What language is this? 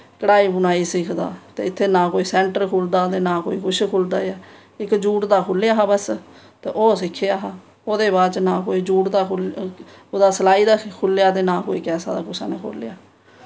Dogri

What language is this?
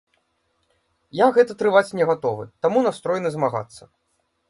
Belarusian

